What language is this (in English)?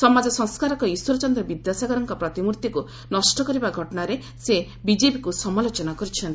Odia